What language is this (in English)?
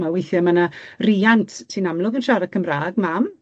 Welsh